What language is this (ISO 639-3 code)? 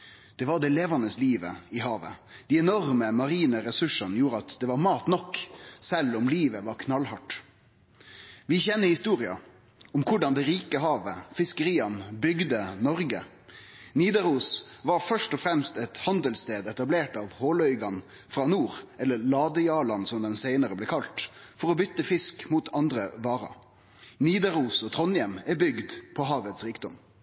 nno